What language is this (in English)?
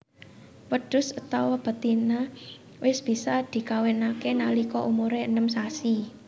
Javanese